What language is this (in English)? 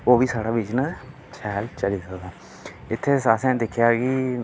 Dogri